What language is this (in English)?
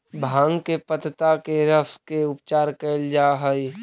Magahi